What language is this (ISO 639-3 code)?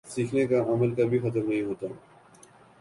urd